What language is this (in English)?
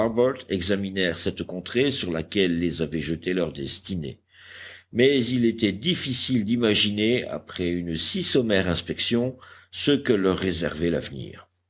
French